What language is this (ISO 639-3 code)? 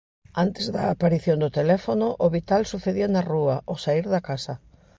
glg